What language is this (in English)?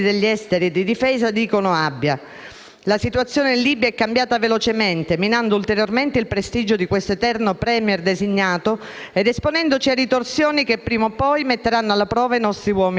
Italian